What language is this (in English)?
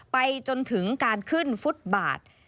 Thai